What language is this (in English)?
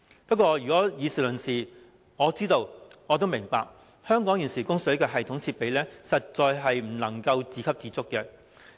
Cantonese